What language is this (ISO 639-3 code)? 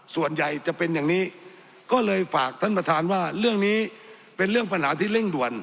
tha